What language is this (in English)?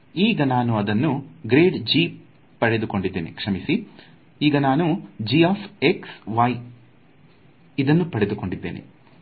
Kannada